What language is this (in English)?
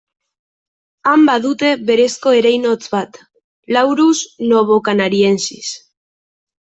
Basque